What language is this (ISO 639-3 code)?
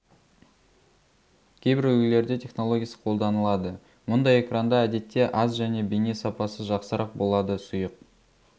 kaz